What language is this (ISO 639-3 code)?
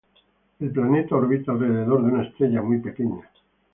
spa